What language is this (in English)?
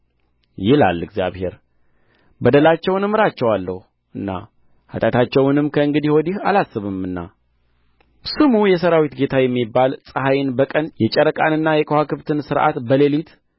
Amharic